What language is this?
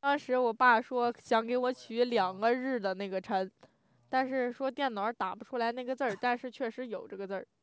Chinese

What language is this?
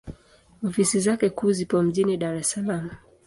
Swahili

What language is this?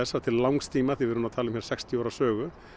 Icelandic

